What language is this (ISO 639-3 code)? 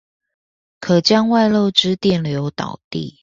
zho